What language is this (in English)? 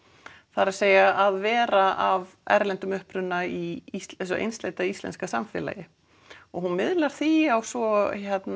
Icelandic